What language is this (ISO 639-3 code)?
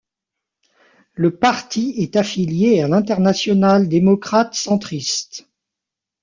fra